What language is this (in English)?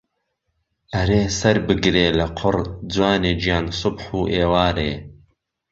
Central Kurdish